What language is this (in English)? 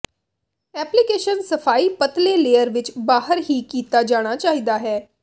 Punjabi